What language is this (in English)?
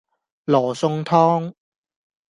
Cantonese